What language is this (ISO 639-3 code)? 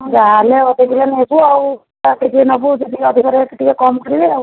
ori